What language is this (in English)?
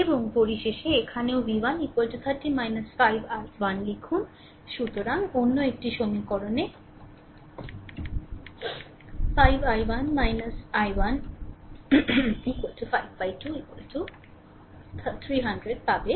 Bangla